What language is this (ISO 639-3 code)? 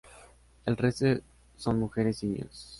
spa